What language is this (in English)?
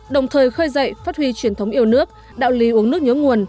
Vietnamese